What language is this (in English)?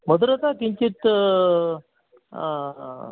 Sanskrit